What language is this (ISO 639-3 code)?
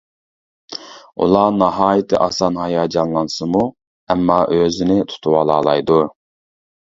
uig